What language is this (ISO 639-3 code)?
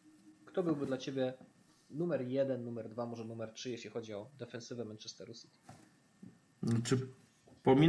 pol